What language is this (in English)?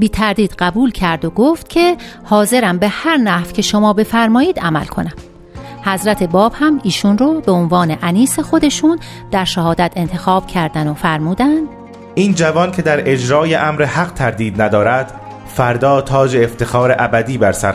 Persian